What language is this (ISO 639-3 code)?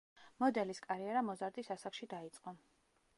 kat